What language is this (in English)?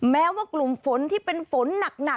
Thai